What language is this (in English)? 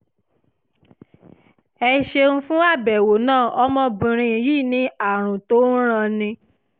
Yoruba